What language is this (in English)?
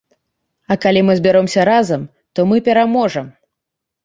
Belarusian